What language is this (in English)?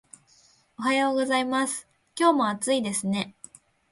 Japanese